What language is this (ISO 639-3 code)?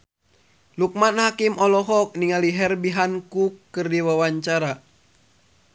sun